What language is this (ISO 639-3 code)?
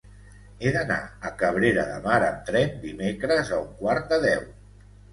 cat